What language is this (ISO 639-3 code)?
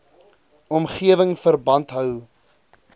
afr